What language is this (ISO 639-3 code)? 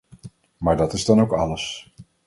nld